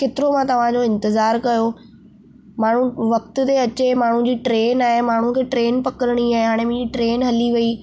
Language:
Sindhi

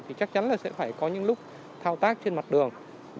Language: Vietnamese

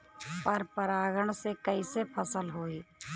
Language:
Bhojpuri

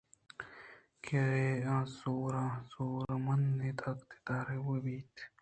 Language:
Eastern Balochi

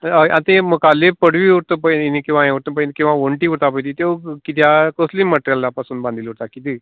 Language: Konkani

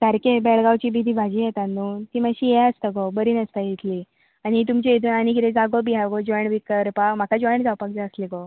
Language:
Konkani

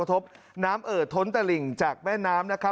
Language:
Thai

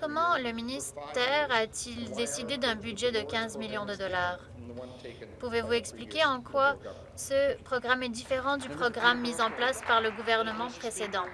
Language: French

